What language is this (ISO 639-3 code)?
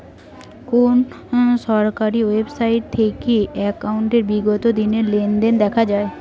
ben